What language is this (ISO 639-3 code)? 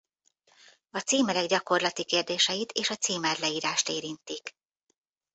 hun